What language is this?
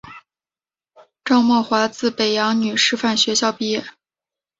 Chinese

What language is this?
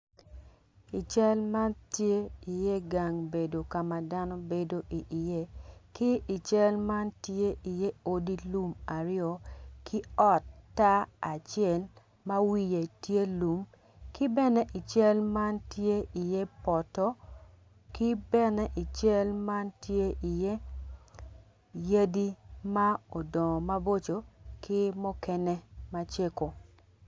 Acoli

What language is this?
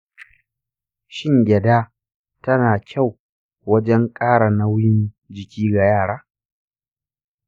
Hausa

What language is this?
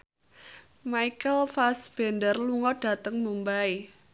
Javanese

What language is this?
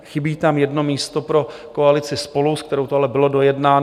Czech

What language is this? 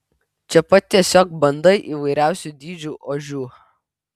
Lithuanian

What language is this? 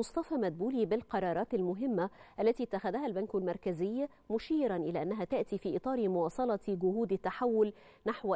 Arabic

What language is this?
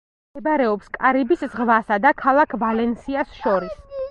Georgian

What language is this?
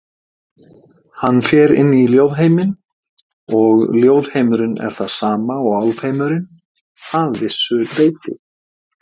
Icelandic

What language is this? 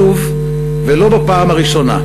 Hebrew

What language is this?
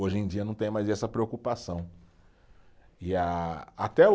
Portuguese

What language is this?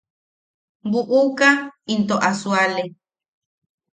Yaqui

